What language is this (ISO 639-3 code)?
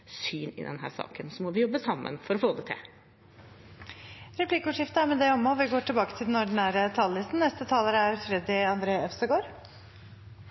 nor